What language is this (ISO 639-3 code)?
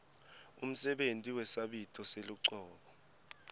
ssw